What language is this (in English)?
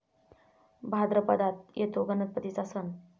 Marathi